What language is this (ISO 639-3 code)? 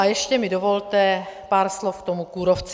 ces